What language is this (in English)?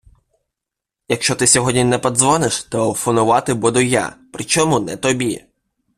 Ukrainian